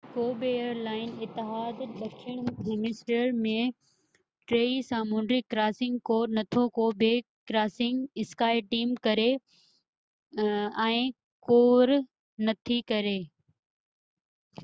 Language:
Sindhi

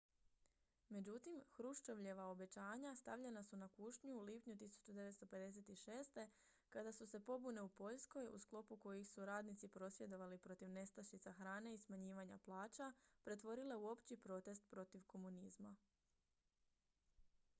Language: Croatian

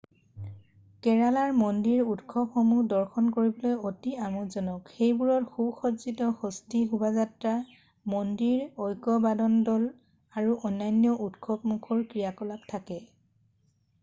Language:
Assamese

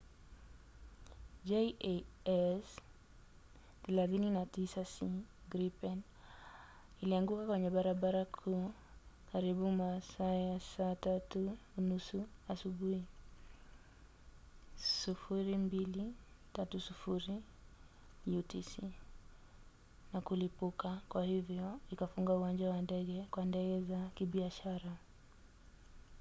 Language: Swahili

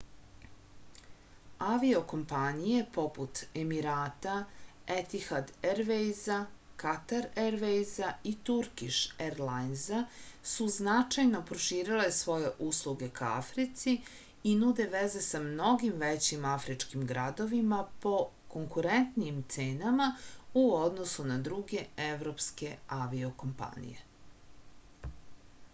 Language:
Serbian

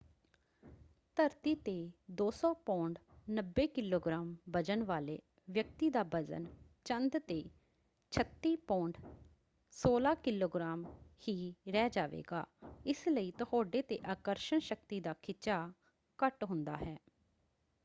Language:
Punjabi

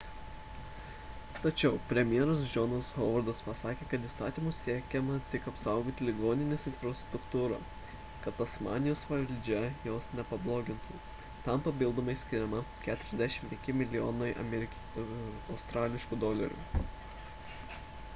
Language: Lithuanian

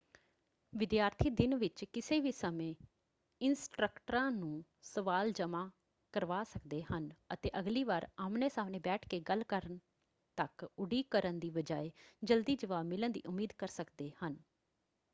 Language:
Punjabi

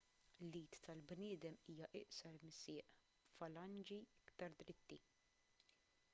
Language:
Maltese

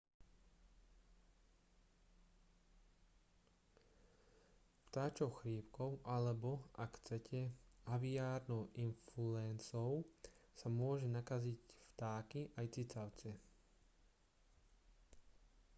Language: Slovak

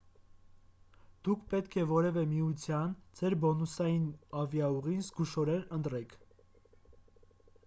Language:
Armenian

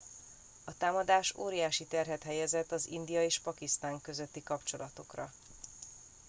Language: Hungarian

